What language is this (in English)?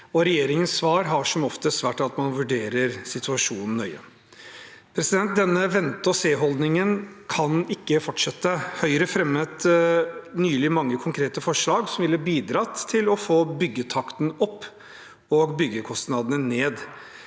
Norwegian